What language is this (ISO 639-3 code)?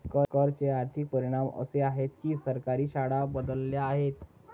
mar